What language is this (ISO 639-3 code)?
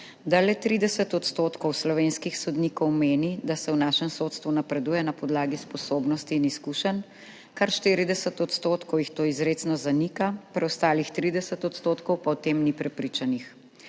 slv